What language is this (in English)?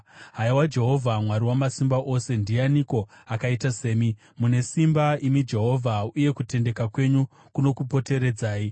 Shona